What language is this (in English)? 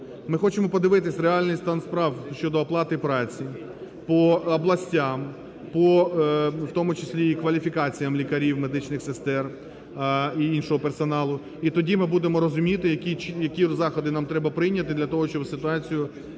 Ukrainian